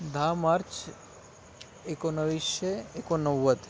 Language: Marathi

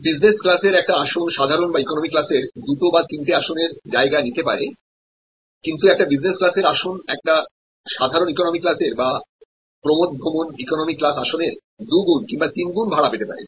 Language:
Bangla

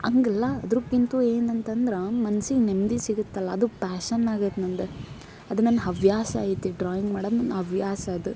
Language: Kannada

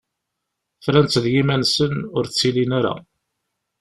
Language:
Kabyle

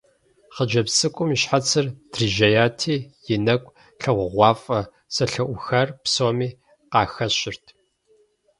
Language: Kabardian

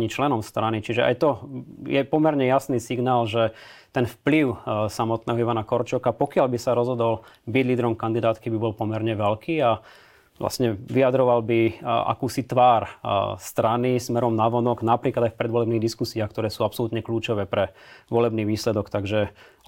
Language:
Slovak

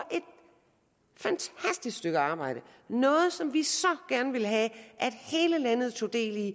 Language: Danish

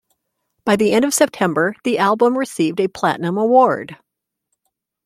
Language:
English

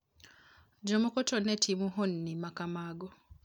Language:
Luo (Kenya and Tanzania)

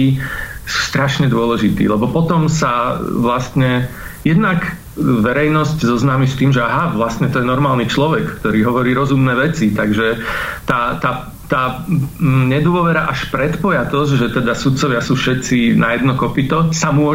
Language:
Slovak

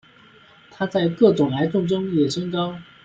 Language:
Chinese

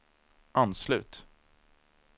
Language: Swedish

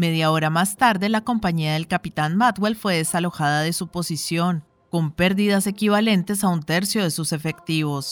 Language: Spanish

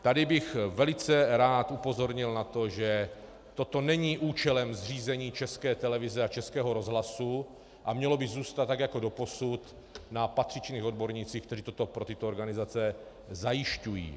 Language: Czech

